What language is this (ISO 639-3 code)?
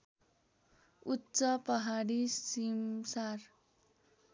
nep